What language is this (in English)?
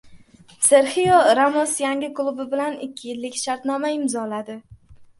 Uzbek